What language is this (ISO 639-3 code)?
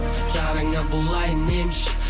kaz